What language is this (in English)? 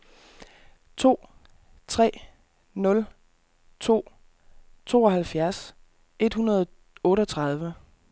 Danish